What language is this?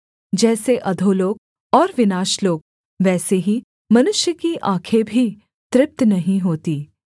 Hindi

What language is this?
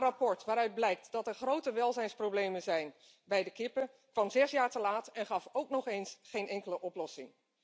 Dutch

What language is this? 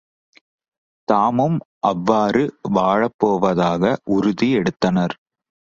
Tamil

